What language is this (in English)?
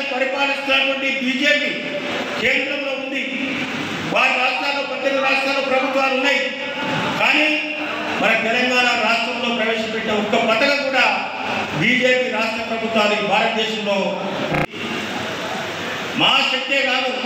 Hindi